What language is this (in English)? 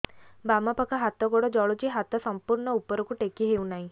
Odia